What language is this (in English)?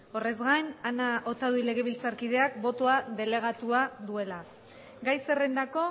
Basque